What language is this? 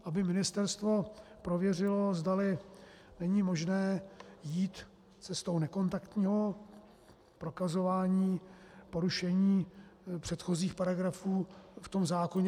Czech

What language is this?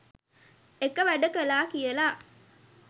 Sinhala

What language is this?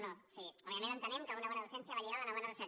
Catalan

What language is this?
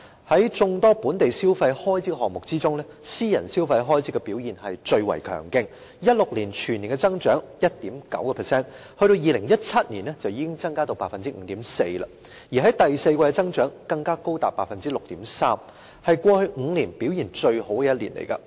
Cantonese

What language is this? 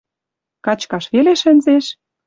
Western Mari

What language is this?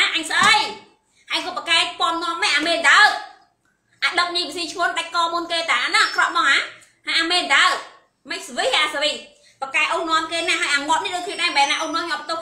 Vietnamese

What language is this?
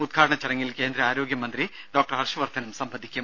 Malayalam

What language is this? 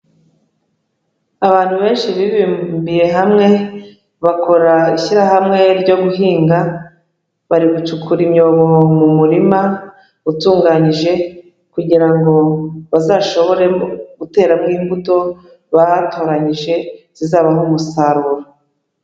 Kinyarwanda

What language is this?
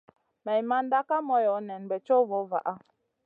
Masana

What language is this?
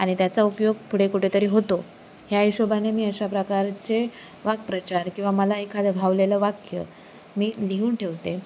Marathi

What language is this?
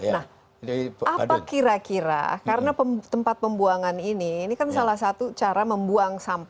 Indonesian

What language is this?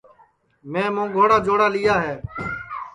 Sansi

